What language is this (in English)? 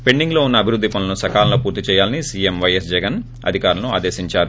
Telugu